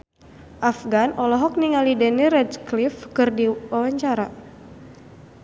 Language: Sundanese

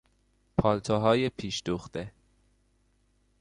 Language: Persian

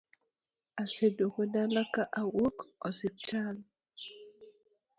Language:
Luo (Kenya and Tanzania)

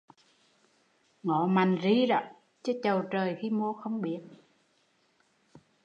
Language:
Vietnamese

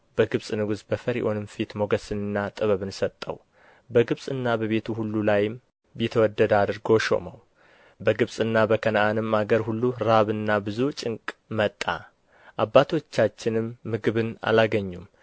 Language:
Amharic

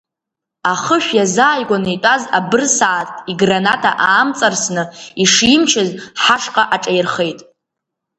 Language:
Abkhazian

